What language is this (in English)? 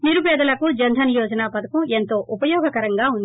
Telugu